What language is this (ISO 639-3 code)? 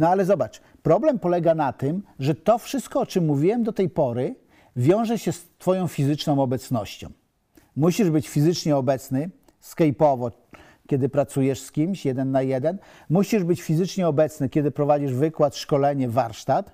pol